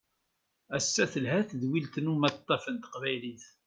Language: Kabyle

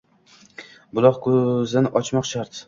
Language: Uzbek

